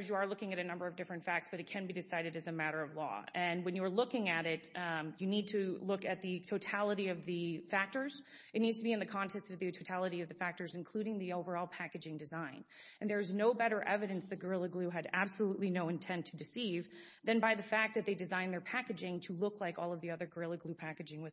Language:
English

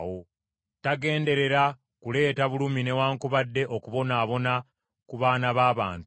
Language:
Ganda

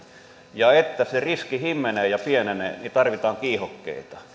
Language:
Finnish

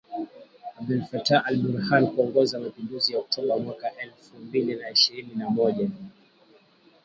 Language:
Swahili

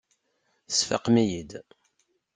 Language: Kabyle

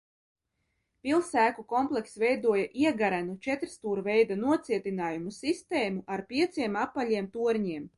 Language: Latvian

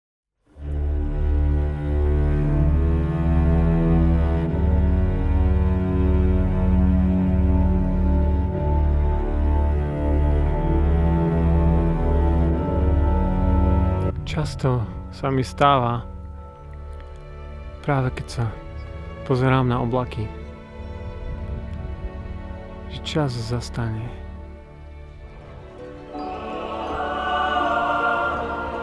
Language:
Latvian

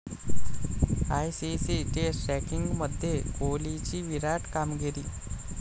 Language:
Marathi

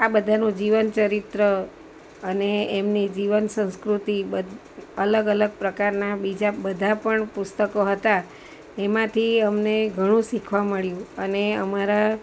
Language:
Gujarati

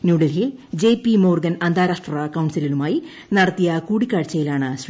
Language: Malayalam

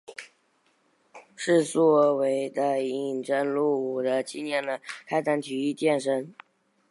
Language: Chinese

